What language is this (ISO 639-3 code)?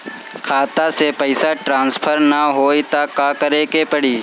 bho